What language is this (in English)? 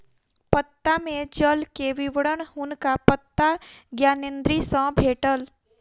Maithili